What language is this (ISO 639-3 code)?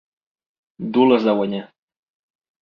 cat